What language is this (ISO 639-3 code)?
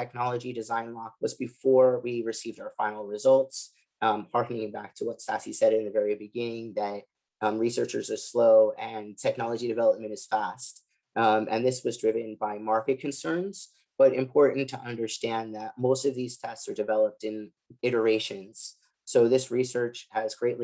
eng